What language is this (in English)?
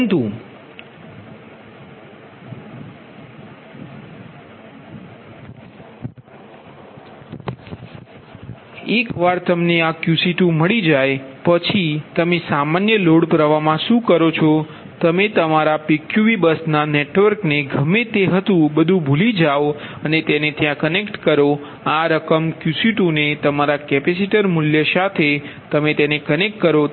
Gujarati